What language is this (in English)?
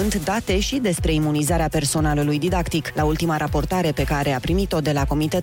Romanian